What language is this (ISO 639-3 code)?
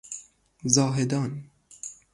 fas